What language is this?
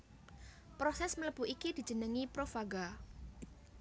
Javanese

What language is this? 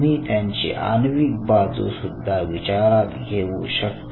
Marathi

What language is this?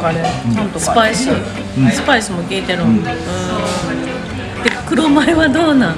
Japanese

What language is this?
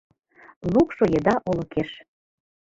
Mari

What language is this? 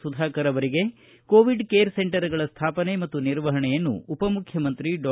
Kannada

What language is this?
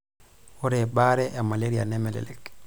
Masai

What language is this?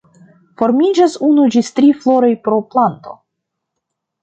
Esperanto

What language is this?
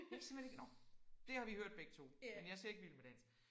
Danish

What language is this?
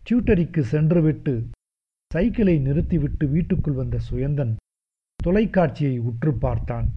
Tamil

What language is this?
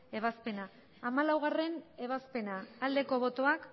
Basque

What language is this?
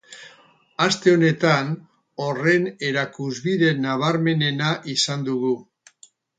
Basque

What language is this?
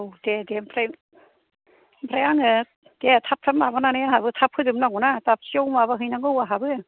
Bodo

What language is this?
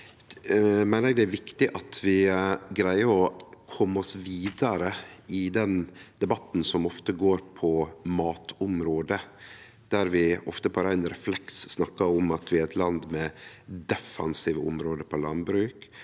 Norwegian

